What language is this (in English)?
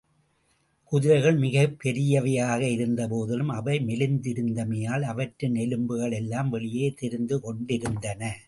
Tamil